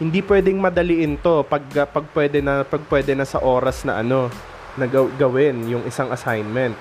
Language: Filipino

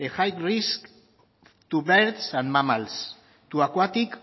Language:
Basque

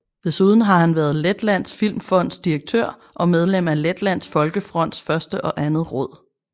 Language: Danish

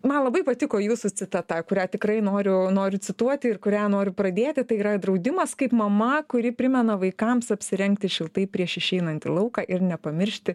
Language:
Lithuanian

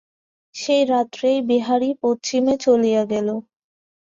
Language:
Bangla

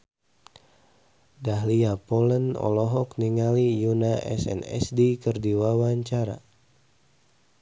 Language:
Sundanese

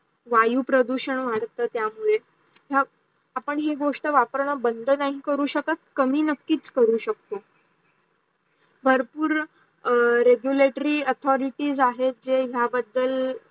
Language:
Marathi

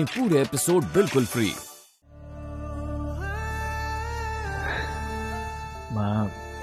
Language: Hindi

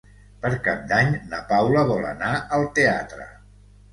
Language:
Catalan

